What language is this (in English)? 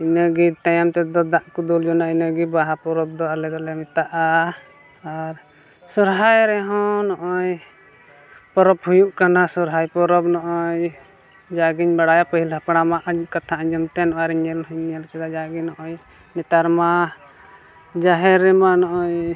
Santali